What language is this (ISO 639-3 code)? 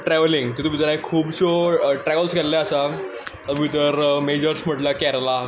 kok